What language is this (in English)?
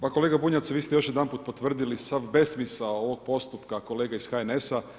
Croatian